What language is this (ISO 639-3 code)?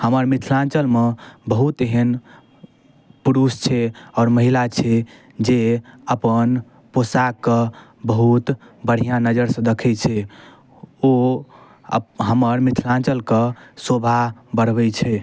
mai